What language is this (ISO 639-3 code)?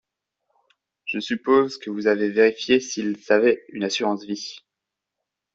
fra